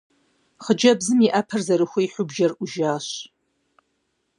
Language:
Kabardian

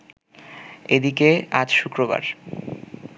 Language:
Bangla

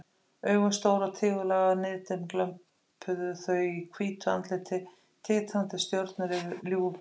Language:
Icelandic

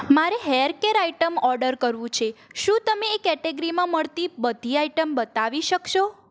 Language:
Gujarati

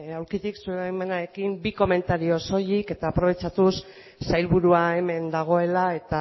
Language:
Basque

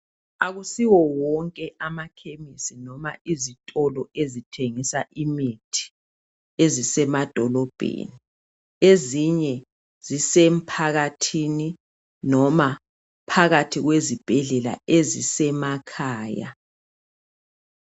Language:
North Ndebele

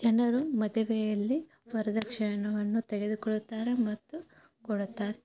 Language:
Kannada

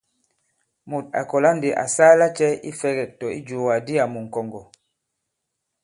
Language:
Bankon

